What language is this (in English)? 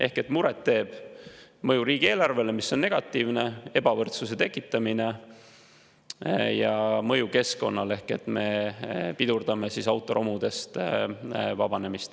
Estonian